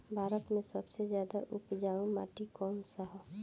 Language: Bhojpuri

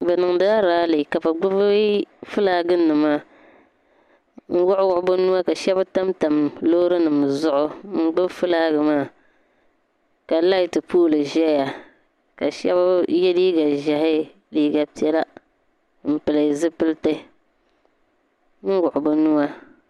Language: Dagbani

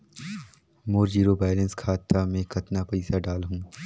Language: Chhattisgarhi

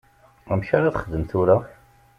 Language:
Kabyle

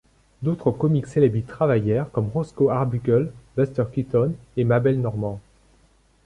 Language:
French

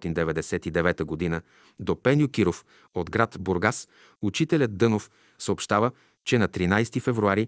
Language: Bulgarian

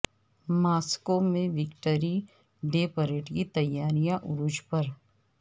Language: Urdu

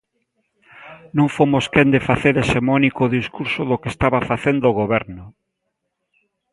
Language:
Galician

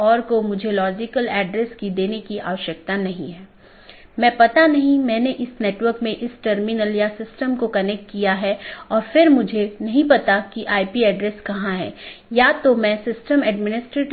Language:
Hindi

